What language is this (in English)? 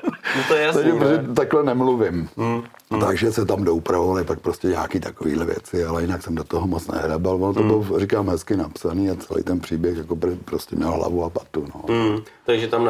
Czech